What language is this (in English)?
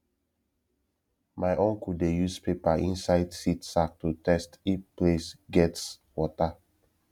Nigerian Pidgin